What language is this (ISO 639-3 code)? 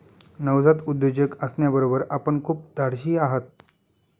mar